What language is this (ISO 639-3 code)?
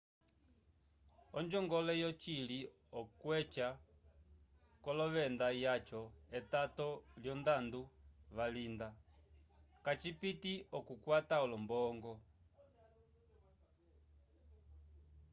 umb